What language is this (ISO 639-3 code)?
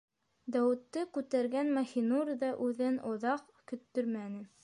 bak